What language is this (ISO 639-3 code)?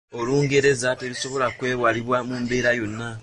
lug